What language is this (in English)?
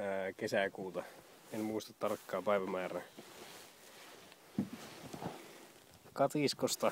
Finnish